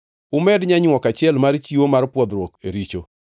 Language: Luo (Kenya and Tanzania)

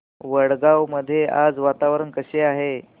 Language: Marathi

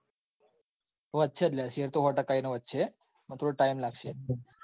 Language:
Gujarati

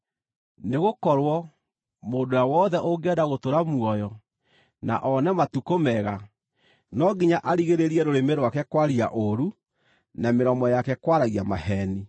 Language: Kikuyu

